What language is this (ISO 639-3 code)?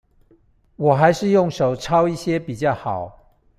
zho